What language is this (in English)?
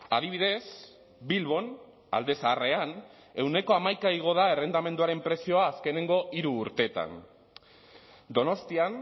Basque